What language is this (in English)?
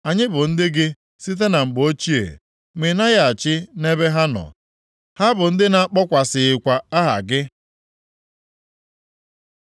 Igbo